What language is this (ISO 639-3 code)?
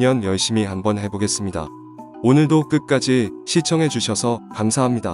kor